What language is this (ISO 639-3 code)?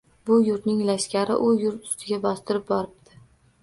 uzb